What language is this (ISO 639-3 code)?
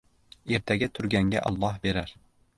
uzb